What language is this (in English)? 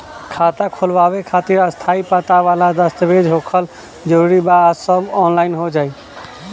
Bhojpuri